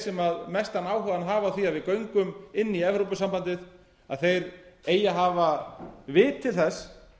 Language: Icelandic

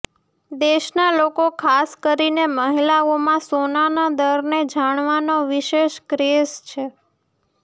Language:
Gujarati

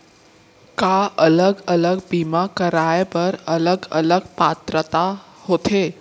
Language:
Chhattisgarhi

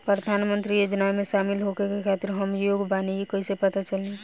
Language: Bhojpuri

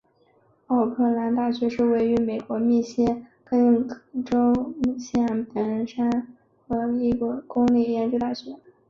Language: Chinese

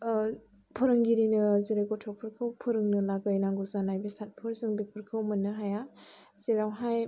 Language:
Bodo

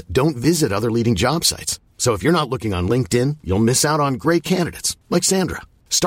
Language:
Danish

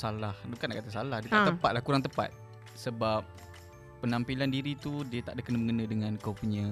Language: Malay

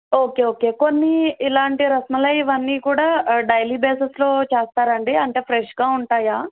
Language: Telugu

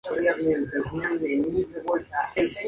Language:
Spanish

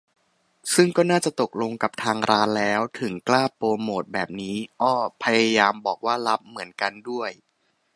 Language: Thai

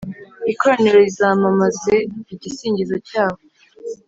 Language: Kinyarwanda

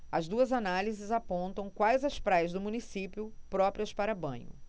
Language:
Portuguese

